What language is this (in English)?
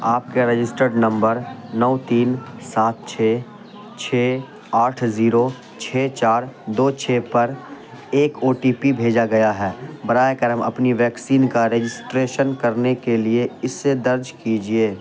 Urdu